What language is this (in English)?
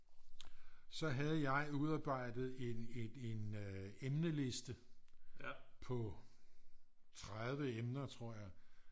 Danish